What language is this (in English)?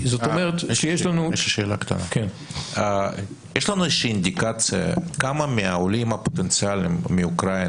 Hebrew